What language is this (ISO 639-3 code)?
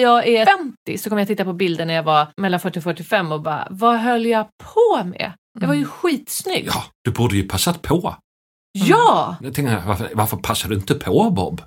swe